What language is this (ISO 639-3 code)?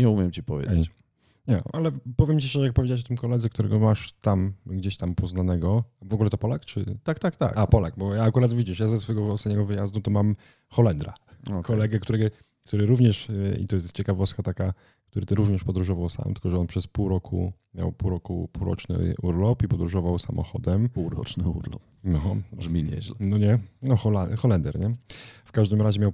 pol